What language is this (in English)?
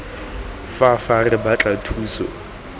Tswana